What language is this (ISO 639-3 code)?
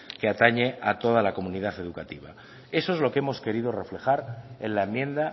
spa